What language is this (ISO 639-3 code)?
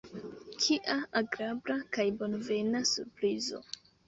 epo